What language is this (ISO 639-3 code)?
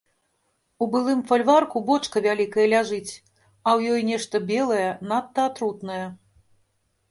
bel